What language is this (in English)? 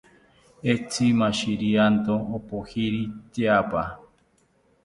South Ucayali Ashéninka